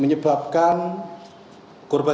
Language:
Indonesian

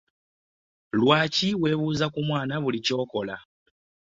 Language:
Ganda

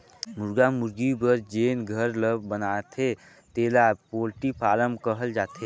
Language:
Chhattisgarhi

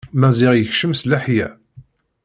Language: Kabyle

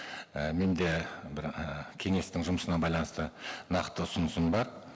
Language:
Kazakh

